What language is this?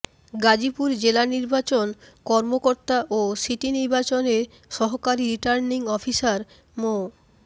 Bangla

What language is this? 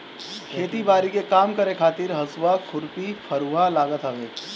Bhojpuri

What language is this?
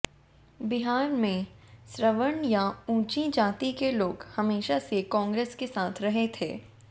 Hindi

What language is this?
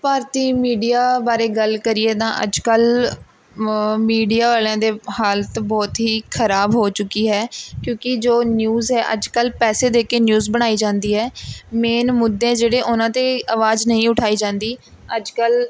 Punjabi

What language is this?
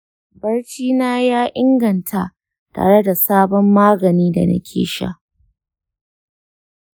Hausa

